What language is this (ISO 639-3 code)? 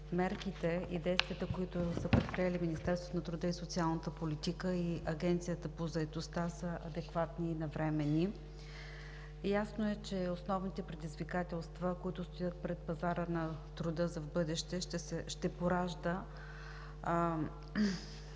bul